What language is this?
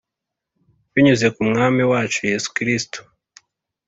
Kinyarwanda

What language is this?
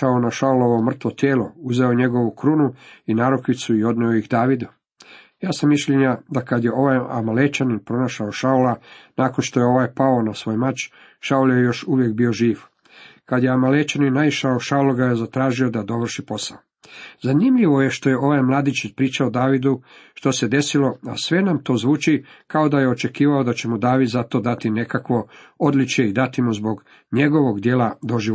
Croatian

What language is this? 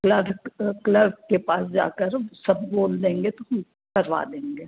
Hindi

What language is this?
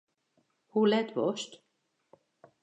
Western Frisian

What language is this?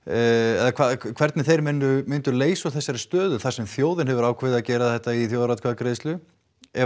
Icelandic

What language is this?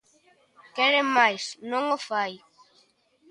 Galician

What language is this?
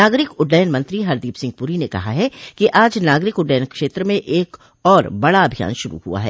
Hindi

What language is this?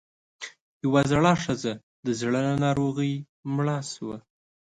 Pashto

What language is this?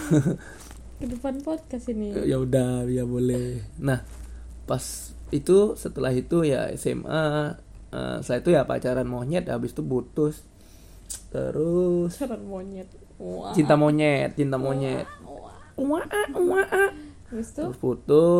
Indonesian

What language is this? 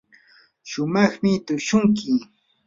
Yanahuanca Pasco Quechua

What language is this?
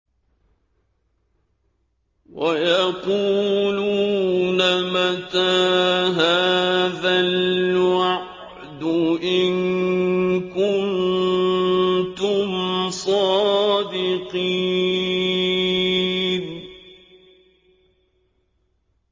Arabic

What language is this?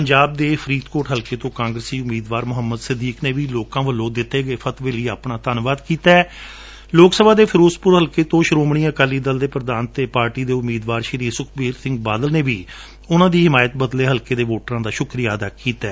Punjabi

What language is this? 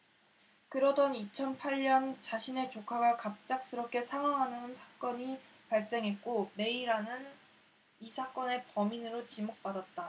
Korean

